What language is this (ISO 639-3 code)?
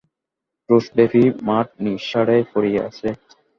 ben